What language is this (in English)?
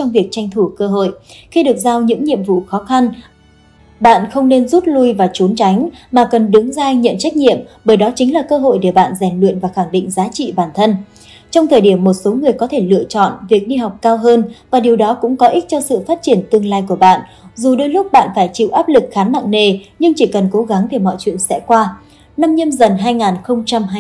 Vietnamese